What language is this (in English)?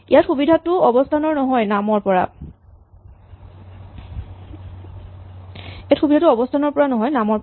Assamese